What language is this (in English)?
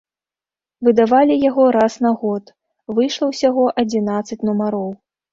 Belarusian